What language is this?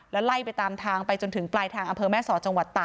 Thai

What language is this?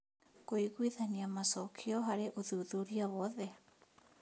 Kikuyu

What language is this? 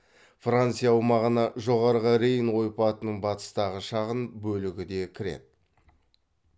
Kazakh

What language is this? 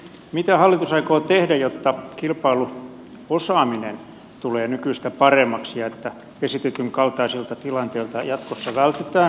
Finnish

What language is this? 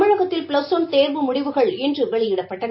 Tamil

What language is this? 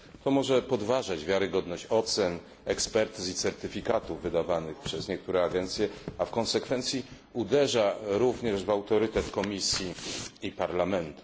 Polish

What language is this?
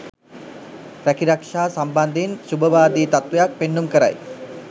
Sinhala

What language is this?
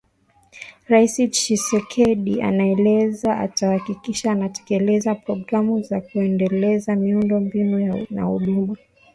Swahili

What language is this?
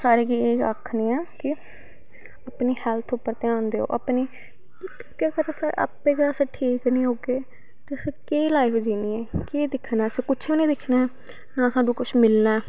Dogri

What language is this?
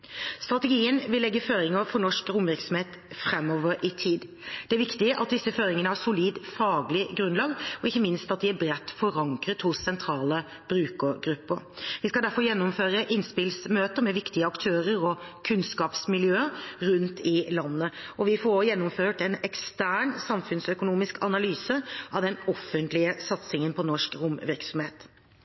Norwegian Bokmål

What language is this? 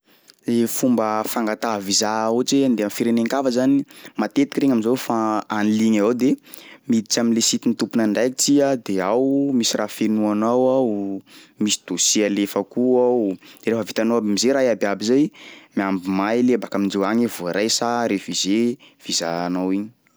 Sakalava Malagasy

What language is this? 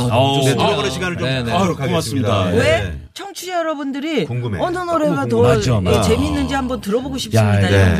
Korean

